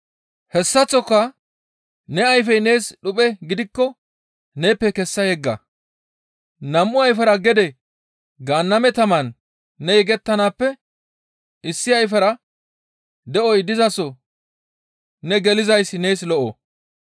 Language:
Gamo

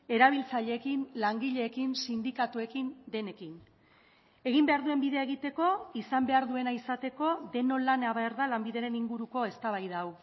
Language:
Basque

